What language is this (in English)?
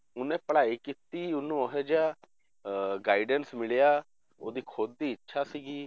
Punjabi